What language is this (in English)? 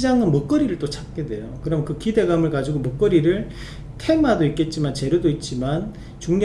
Korean